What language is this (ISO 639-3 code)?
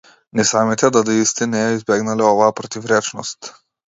mkd